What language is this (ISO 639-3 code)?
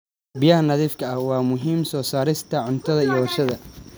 som